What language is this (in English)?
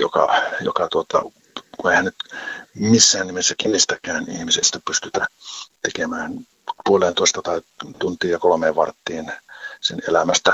Finnish